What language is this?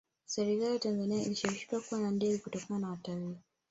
Swahili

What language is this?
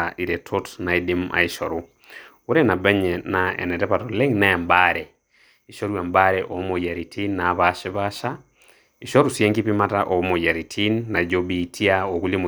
Masai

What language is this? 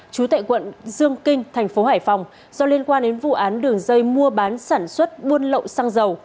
Vietnamese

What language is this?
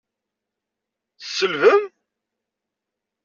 Kabyle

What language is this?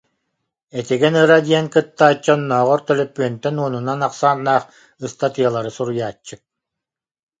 Yakut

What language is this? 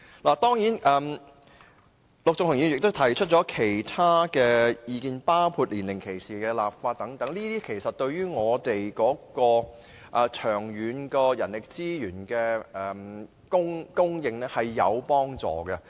Cantonese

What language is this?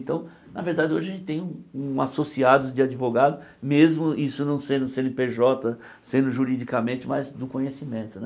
Portuguese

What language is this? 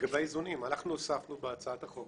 Hebrew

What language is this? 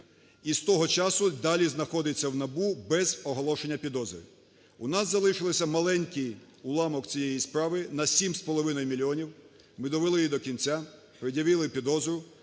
Ukrainian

